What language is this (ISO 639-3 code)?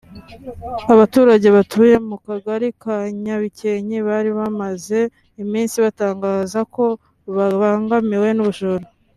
kin